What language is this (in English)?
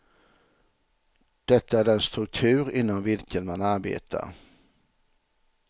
Swedish